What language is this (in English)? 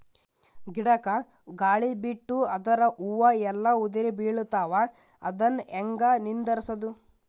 Kannada